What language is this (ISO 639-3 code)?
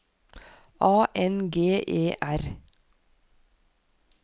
nor